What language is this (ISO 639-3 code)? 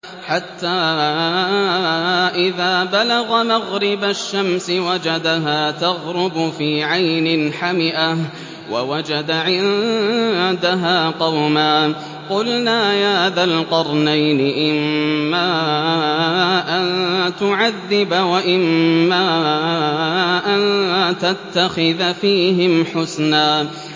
ara